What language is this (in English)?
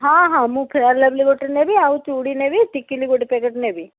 Odia